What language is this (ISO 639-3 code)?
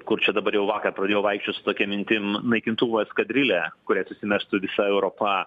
lit